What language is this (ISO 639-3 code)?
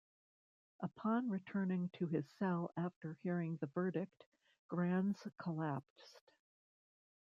eng